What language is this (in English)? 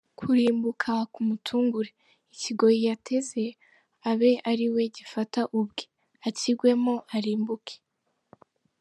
Kinyarwanda